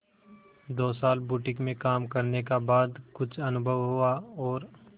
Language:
Hindi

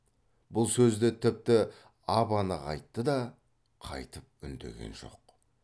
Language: Kazakh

